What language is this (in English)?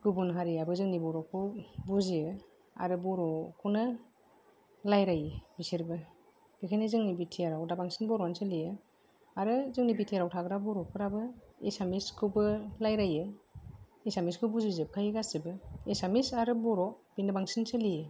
Bodo